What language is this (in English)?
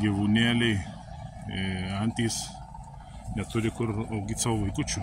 Lithuanian